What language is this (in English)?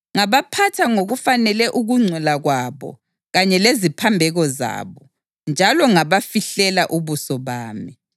North Ndebele